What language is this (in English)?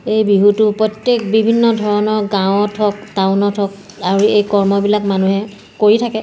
Assamese